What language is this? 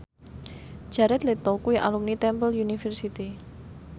Javanese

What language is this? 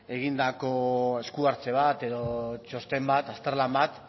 Basque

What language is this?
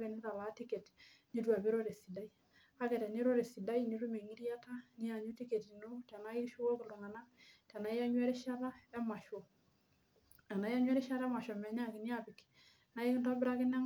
Masai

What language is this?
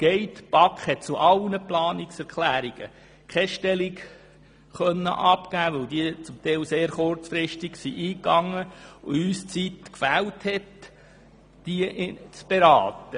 Swiss German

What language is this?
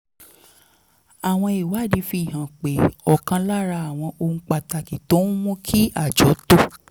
Yoruba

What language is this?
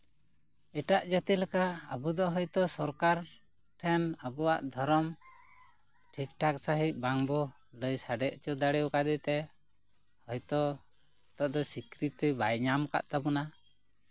Santali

